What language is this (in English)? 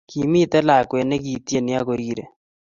Kalenjin